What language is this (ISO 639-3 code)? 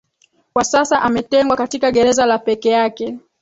swa